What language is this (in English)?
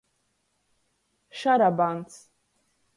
Latgalian